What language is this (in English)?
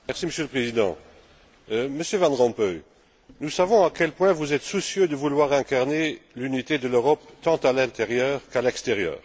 French